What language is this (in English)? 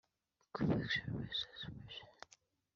Kinyarwanda